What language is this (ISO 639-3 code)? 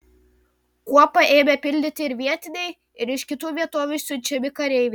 lit